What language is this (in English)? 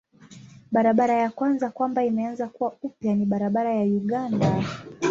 Swahili